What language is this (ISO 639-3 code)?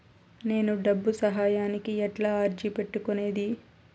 tel